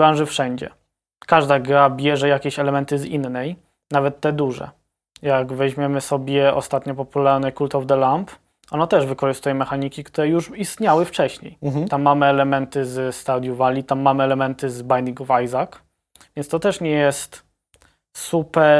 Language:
Polish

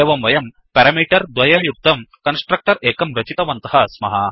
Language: Sanskrit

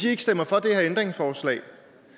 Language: Danish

